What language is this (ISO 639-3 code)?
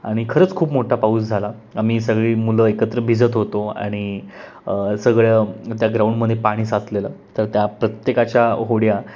mar